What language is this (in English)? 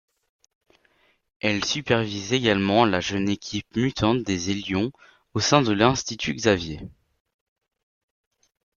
French